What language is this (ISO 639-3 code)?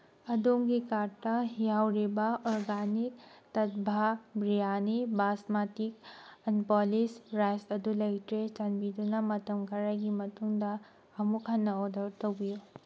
mni